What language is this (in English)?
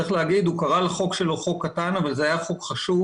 Hebrew